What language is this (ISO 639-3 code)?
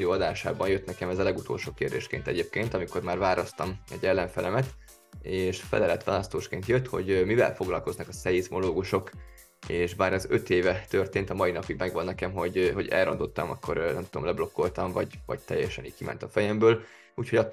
hun